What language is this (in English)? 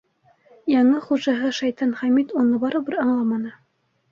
Bashkir